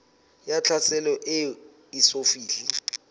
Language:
Southern Sotho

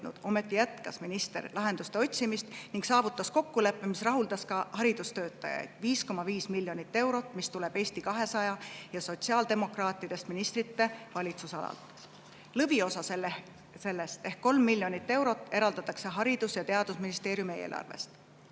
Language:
Estonian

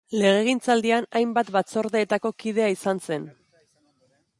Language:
Basque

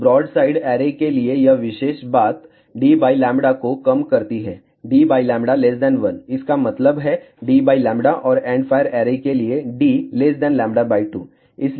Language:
Hindi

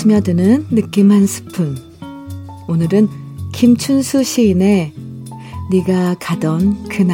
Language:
Korean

